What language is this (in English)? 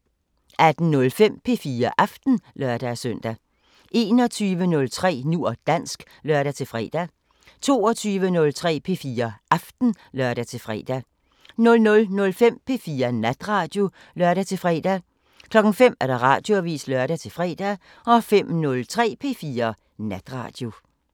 Danish